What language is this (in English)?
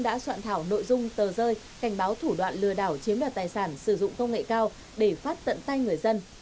Vietnamese